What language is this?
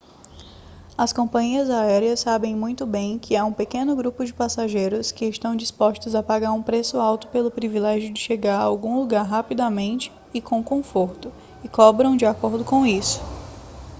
Portuguese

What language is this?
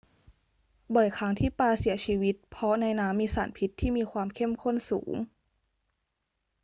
Thai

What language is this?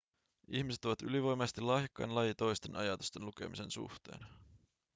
Finnish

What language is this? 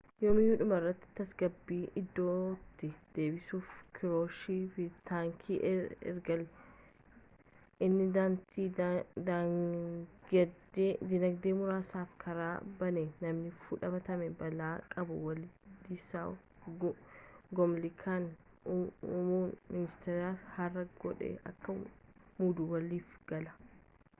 Oromo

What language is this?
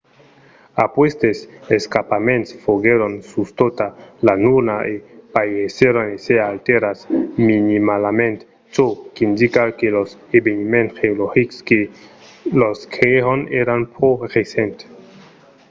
Occitan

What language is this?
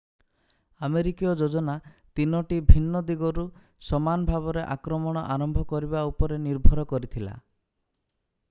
Odia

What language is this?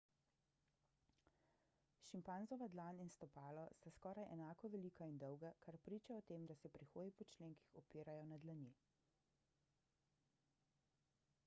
Slovenian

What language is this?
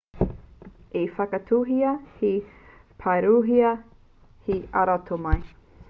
Māori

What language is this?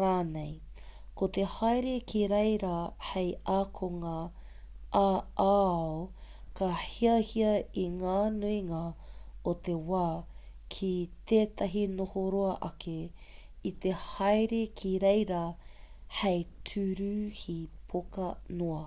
Māori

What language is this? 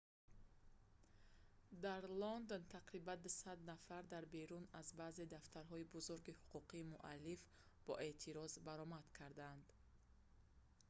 Tajik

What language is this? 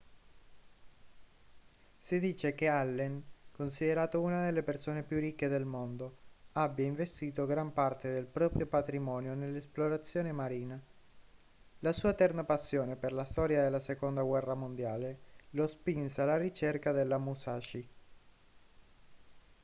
Italian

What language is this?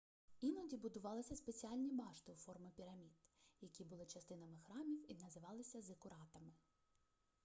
Ukrainian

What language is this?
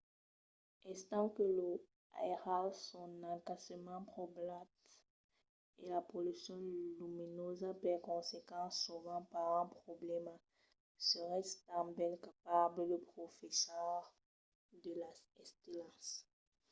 Occitan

